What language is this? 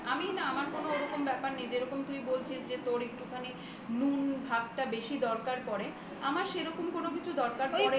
Bangla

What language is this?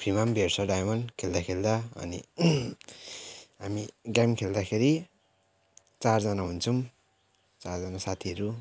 Nepali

